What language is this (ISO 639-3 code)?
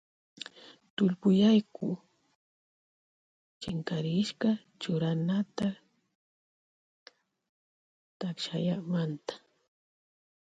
qvj